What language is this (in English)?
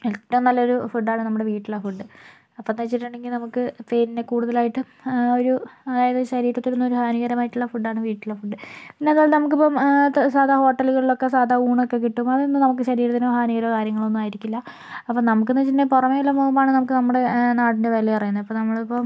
Malayalam